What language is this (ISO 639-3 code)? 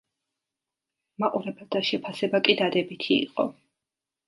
kat